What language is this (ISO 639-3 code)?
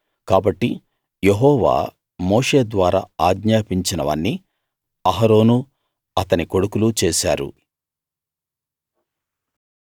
tel